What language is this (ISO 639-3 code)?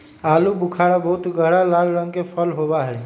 mag